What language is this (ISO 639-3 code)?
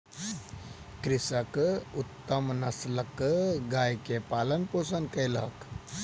mai